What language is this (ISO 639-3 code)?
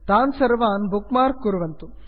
san